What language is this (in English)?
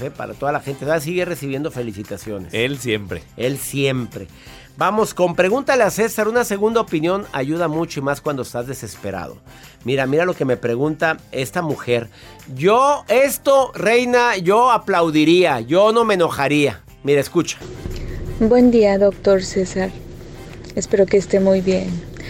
Spanish